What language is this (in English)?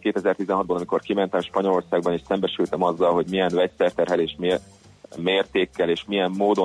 Hungarian